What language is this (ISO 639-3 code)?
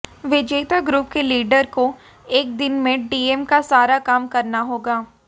hin